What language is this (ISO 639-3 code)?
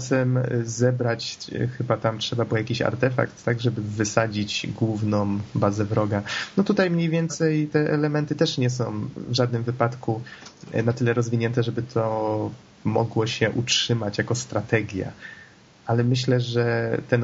pol